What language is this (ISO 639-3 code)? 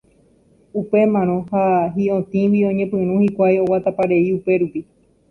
grn